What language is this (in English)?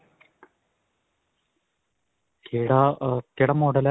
Punjabi